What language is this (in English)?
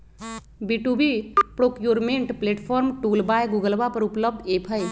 Magahi